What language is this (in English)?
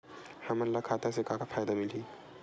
Chhattisgarhi